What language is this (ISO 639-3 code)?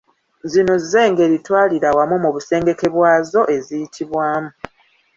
lug